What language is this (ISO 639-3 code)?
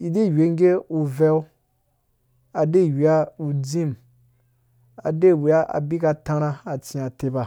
ldb